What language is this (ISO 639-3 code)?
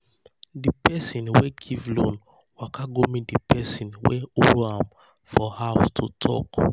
pcm